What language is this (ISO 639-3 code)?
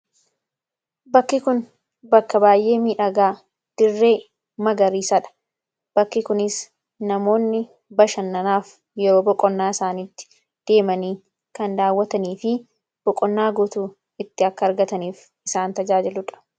orm